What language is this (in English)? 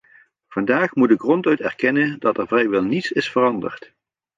Dutch